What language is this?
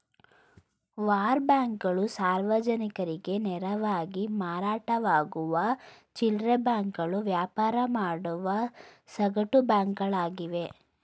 Kannada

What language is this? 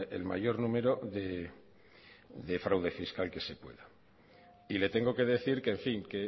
Spanish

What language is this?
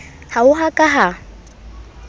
Southern Sotho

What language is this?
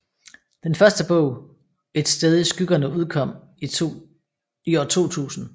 Danish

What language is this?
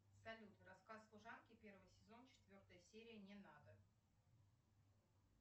Russian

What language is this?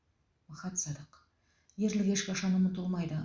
Kazakh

